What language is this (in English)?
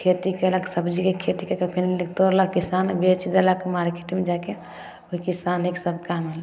Maithili